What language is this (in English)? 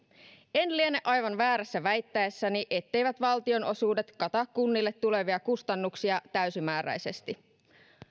Finnish